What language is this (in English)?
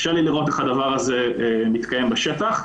Hebrew